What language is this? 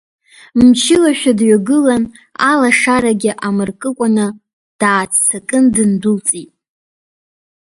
Abkhazian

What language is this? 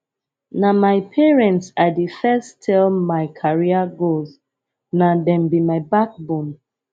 Nigerian Pidgin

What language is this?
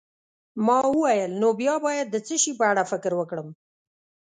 Pashto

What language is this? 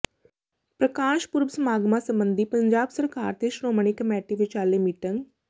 Punjabi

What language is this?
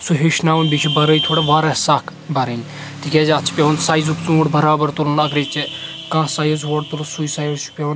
Kashmiri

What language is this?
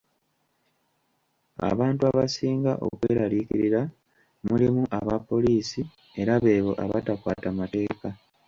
Ganda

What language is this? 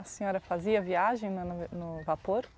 Portuguese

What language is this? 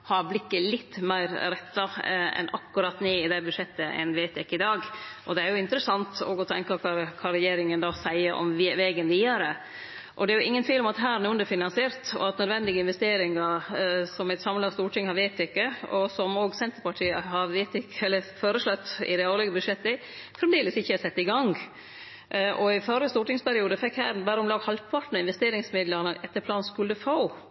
Norwegian Nynorsk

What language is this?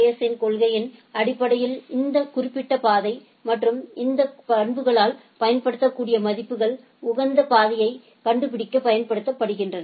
Tamil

